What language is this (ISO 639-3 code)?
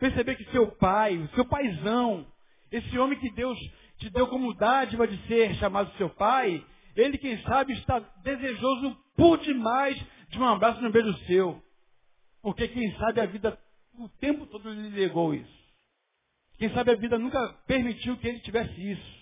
por